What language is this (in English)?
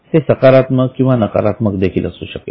Marathi